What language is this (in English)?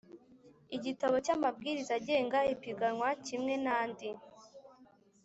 Kinyarwanda